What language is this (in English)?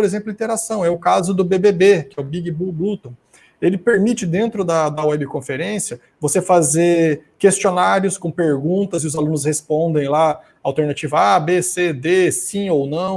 Portuguese